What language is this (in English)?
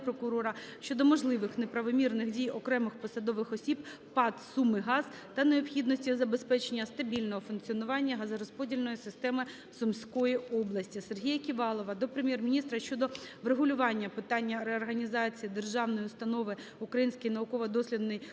Ukrainian